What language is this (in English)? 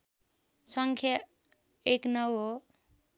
Nepali